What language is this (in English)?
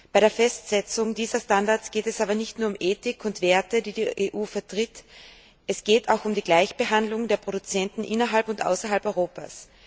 German